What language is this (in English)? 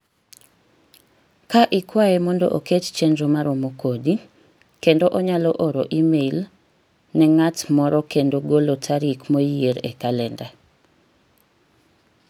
Luo (Kenya and Tanzania)